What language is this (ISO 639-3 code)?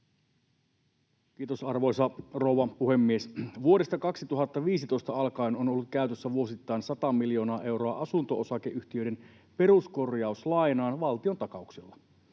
fin